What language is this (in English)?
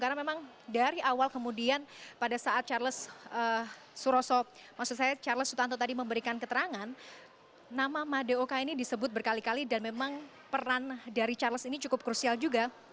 Indonesian